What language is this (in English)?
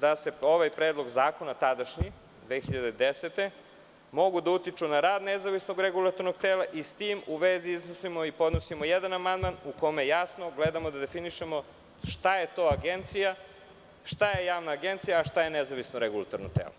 Serbian